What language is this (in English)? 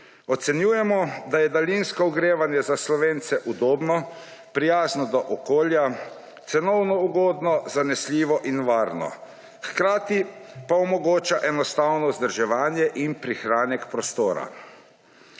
Slovenian